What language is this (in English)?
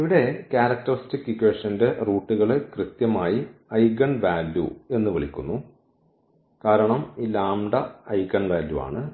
Malayalam